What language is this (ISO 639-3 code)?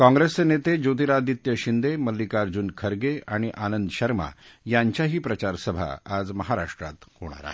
mar